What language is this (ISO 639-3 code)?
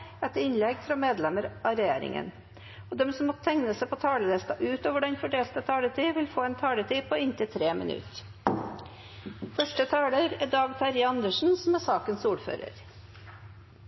nor